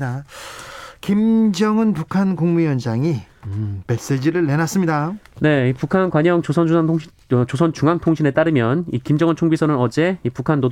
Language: Korean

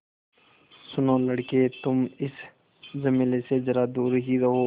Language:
Hindi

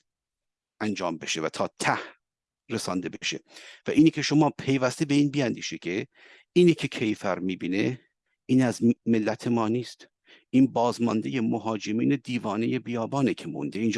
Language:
Persian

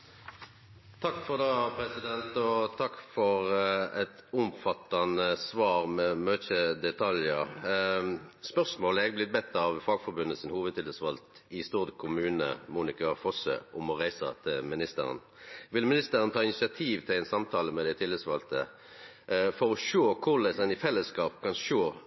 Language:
Norwegian Nynorsk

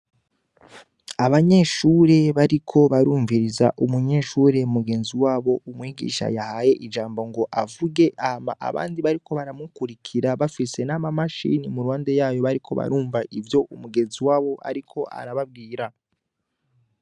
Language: Rundi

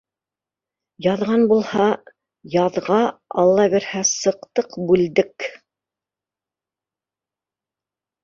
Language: Bashkir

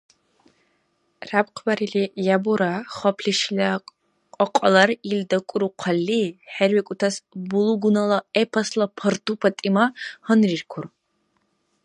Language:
Dargwa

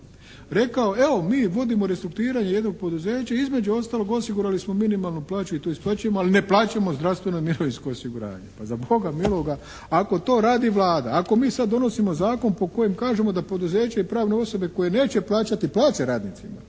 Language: Croatian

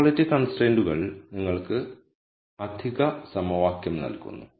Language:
Malayalam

